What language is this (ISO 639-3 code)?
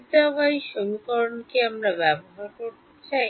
ben